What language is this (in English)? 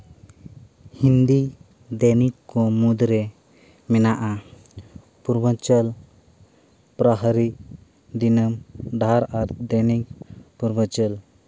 Santali